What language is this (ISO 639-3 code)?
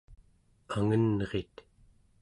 esu